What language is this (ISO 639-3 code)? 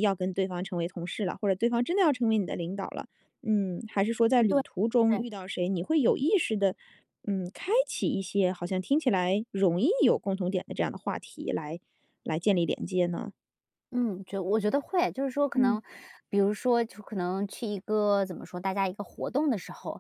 zho